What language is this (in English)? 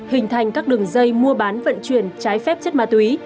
Vietnamese